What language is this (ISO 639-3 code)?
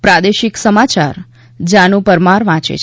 guj